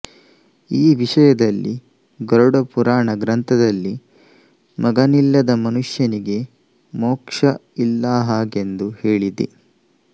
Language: Kannada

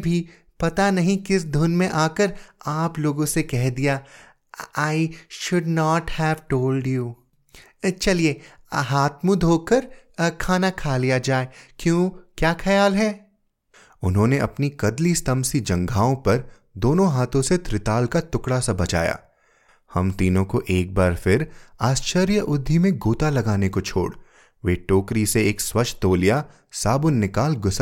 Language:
Hindi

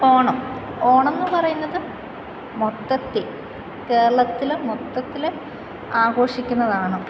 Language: Malayalam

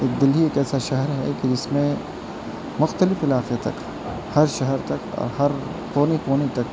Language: Urdu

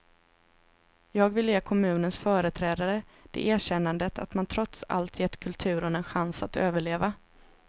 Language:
Swedish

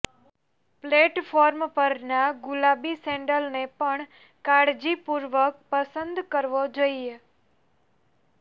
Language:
Gujarati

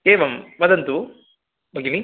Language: Sanskrit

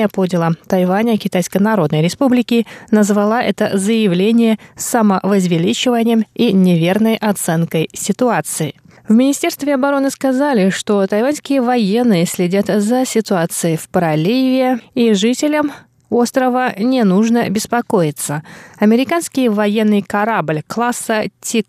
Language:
Russian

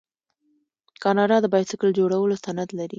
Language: Pashto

